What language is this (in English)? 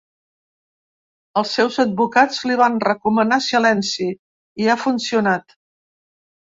Catalan